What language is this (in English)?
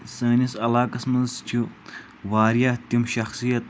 Kashmiri